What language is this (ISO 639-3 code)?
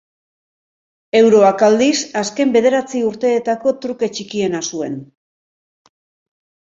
eus